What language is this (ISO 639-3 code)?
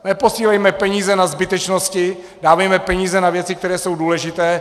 ces